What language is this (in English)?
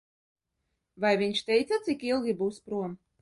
Latvian